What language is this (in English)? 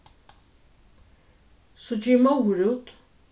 Faroese